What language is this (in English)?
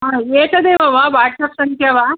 Sanskrit